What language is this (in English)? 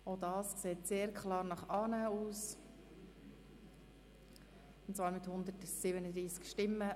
Swiss German